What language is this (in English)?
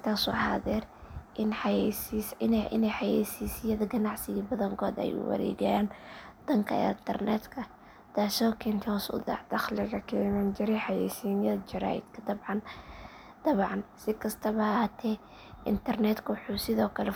Somali